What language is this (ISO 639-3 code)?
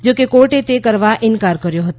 guj